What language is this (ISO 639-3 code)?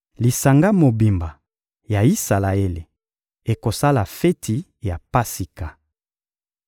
lin